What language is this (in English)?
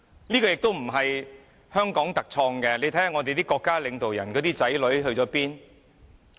Cantonese